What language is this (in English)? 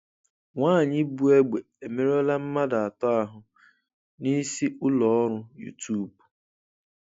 Igbo